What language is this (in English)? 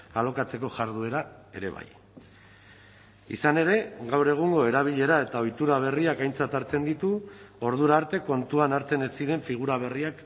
Basque